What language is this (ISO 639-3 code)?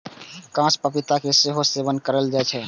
mai